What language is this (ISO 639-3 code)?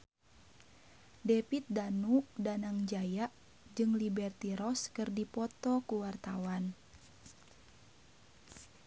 sun